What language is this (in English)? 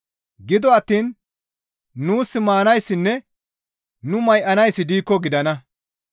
Gamo